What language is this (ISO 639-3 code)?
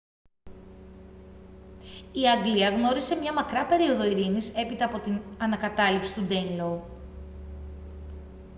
ell